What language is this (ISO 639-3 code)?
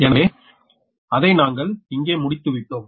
tam